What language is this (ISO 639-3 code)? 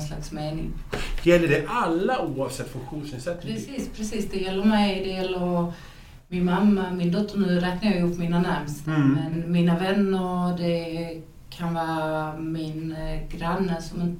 swe